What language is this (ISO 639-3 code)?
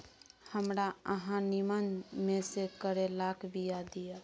mai